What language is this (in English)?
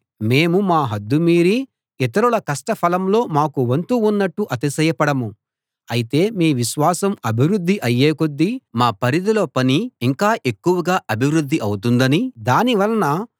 Telugu